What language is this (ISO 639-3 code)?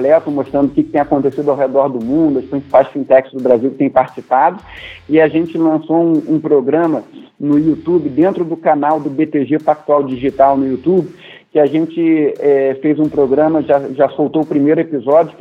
por